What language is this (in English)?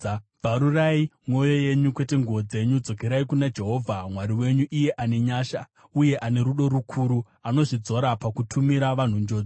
Shona